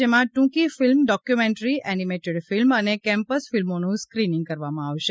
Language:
Gujarati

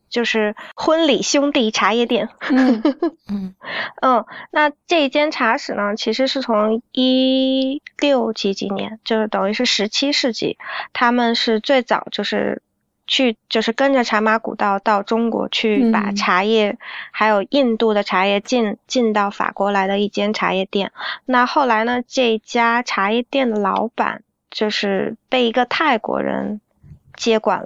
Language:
Chinese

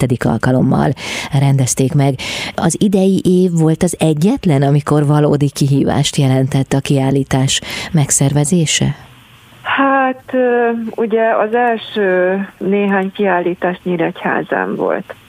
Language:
Hungarian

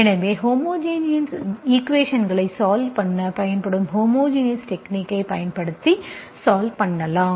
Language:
Tamil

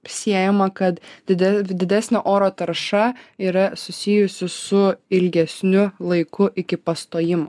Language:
Lithuanian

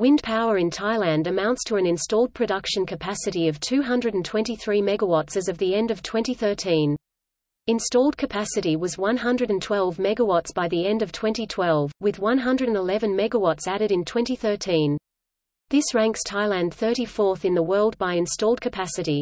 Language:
English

